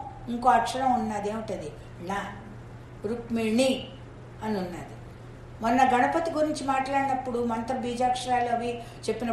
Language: Telugu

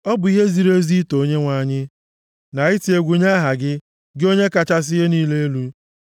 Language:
Igbo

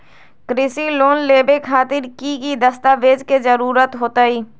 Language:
Magahi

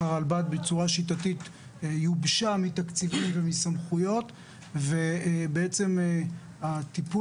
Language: Hebrew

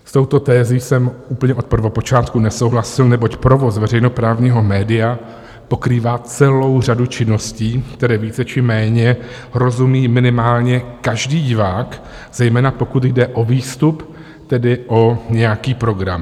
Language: Czech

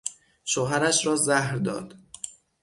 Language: Persian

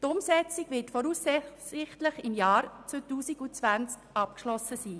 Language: Swiss German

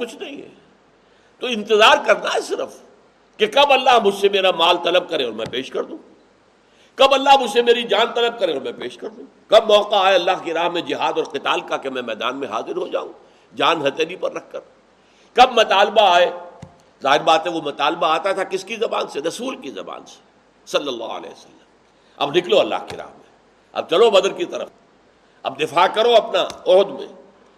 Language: Urdu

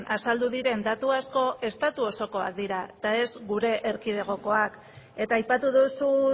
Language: Basque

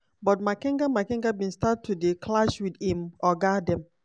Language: Nigerian Pidgin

